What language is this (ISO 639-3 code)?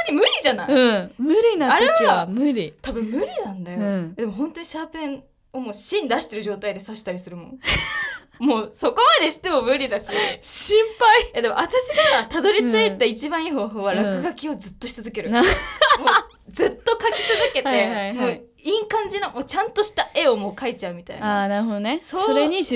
jpn